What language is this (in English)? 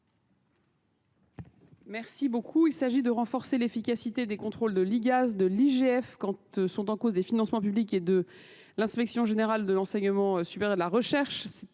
French